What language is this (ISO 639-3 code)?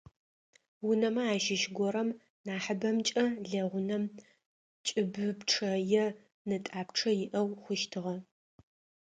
ady